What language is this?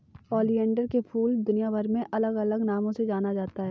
Hindi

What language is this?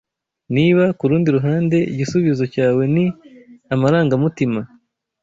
Kinyarwanda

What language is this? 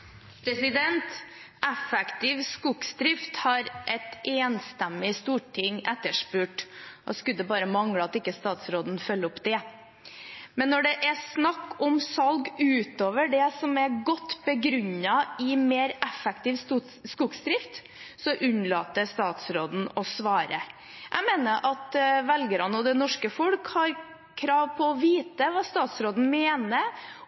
Norwegian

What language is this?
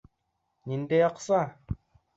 Bashkir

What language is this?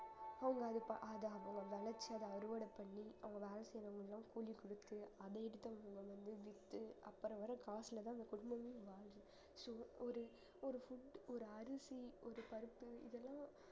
Tamil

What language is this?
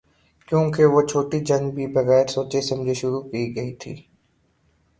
Urdu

